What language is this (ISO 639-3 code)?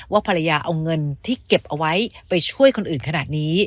tha